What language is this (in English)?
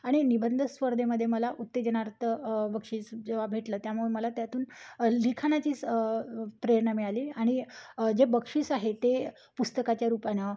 Marathi